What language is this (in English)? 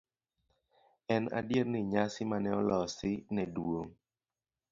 Luo (Kenya and Tanzania)